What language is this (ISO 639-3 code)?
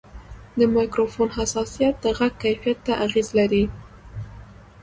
pus